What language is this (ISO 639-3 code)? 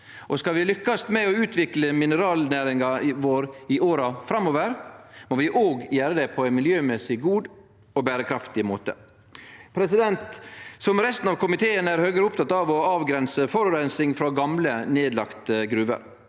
nor